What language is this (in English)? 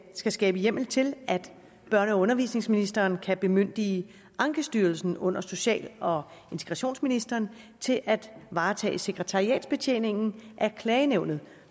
Danish